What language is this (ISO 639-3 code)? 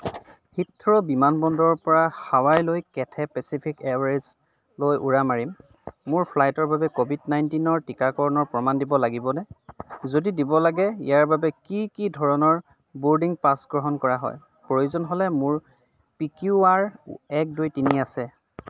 asm